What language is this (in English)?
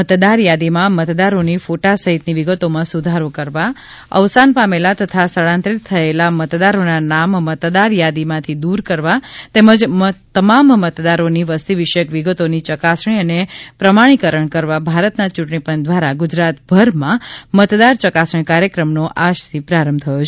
Gujarati